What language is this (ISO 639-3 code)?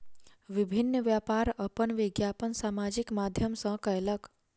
mai